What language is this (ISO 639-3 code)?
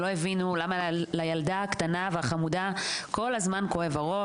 heb